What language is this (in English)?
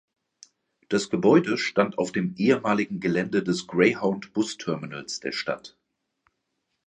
German